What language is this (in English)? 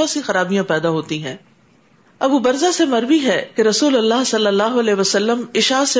Urdu